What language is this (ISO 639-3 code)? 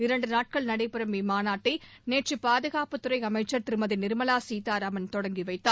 tam